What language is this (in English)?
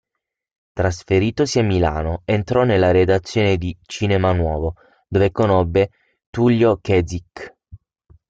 Italian